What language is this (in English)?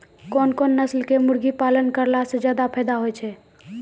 Maithili